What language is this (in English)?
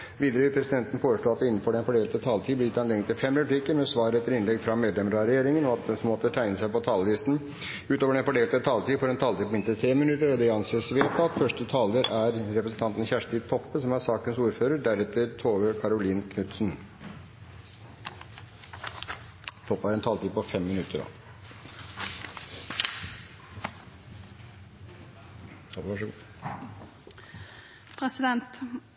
Norwegian Bokmål